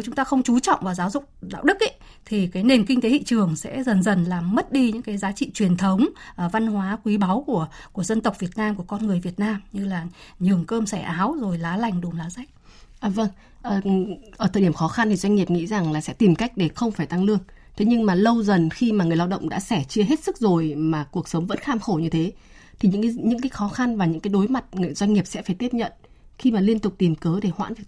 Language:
Vietnamese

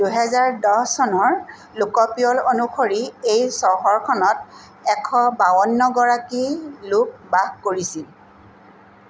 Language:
Assamese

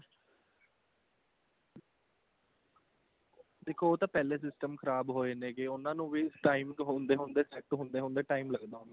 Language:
Punjabi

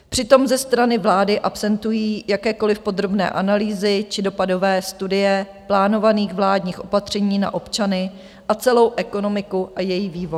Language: Czech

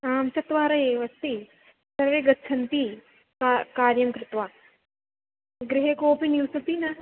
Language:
Sanskrit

